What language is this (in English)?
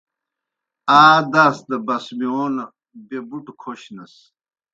Kohistani Shina